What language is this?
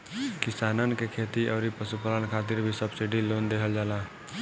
Bhojpuri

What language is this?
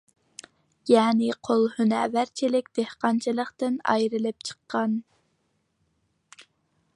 Uyghur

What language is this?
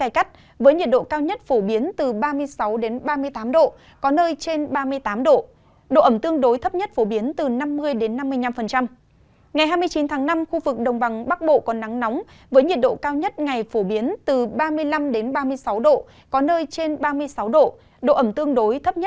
Vietnamese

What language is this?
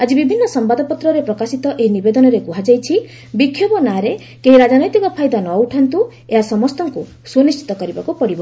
Odia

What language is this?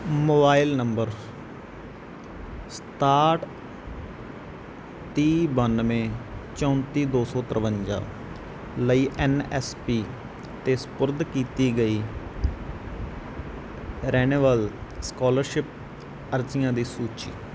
Punjabi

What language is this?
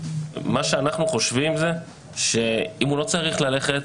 Hebrew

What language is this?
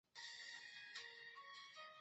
Chinese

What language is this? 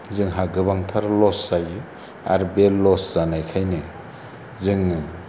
Bodo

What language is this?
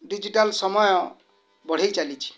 Odia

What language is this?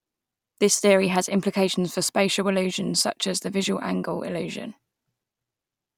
English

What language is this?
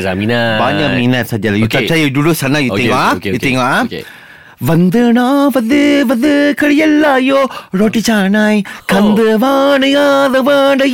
Malay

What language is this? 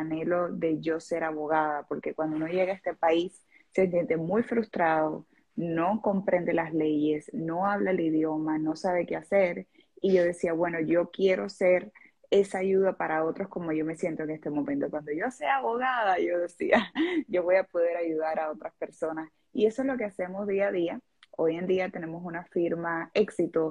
Spanish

